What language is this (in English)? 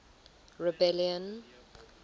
English